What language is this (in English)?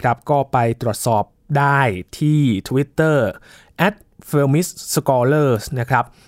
Thai